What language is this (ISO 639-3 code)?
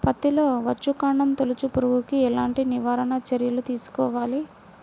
tel